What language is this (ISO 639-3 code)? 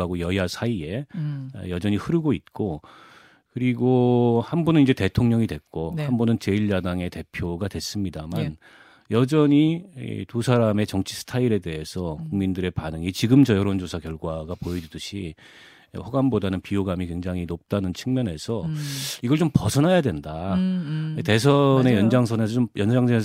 kor